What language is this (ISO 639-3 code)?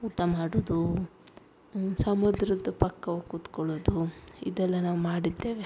kan